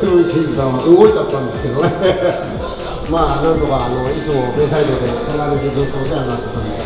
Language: Japanese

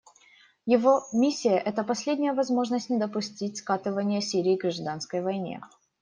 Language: Russian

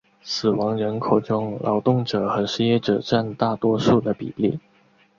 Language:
Chinese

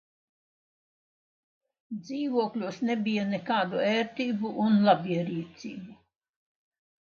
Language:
Latvian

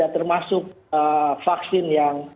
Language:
Indonesian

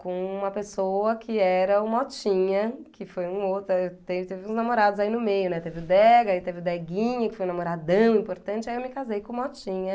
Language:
Portuguese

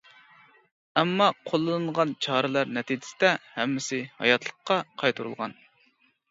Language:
Uyghur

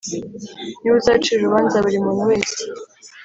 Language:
Kinyarwanda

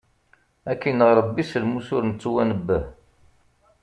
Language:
Kabyle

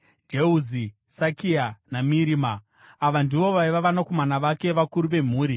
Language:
Shona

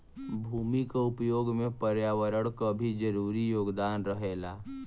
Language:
Bhojpuri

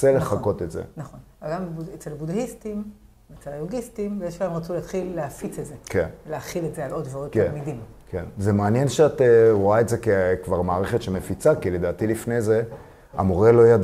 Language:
Hebrew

